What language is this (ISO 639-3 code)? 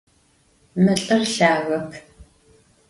ady